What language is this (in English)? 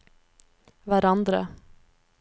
Norwegian